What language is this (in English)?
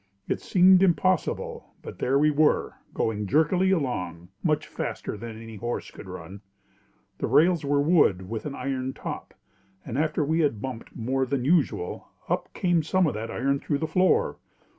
English